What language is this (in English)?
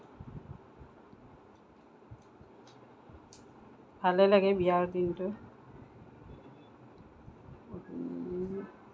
Assamese